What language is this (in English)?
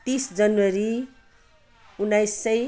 Nepali